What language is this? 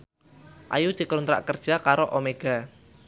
Javanese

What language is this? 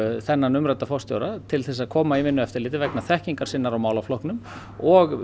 Icelandic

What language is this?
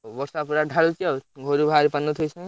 Odia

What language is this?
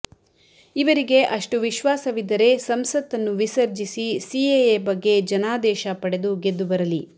Kannada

